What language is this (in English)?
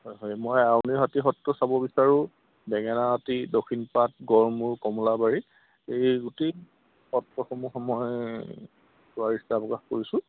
Assamese